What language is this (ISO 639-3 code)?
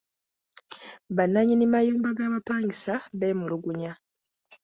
lug